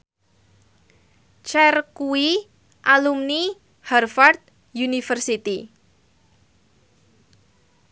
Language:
Javanese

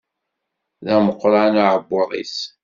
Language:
Kabyle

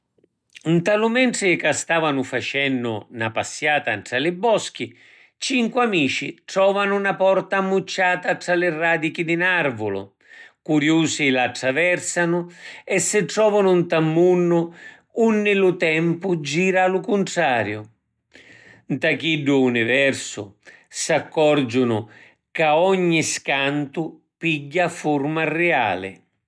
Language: Sicilian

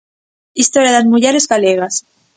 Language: Galician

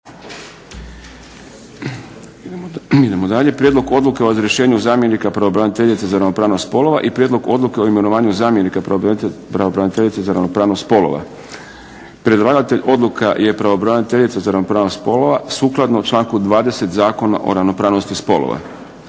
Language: Croatian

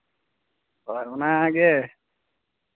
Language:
Santali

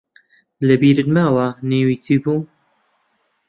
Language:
Central Kurdish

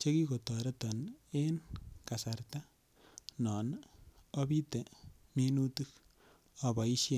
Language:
Kalenjin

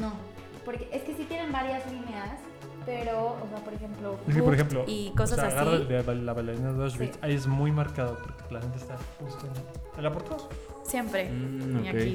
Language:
Spanish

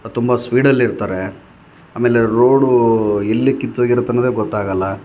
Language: Kannada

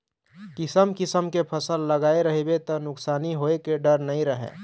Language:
Chhattisgarhi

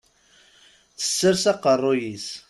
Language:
Kabyle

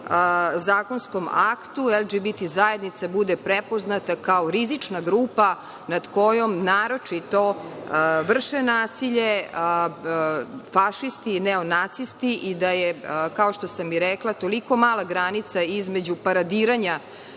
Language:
Serbian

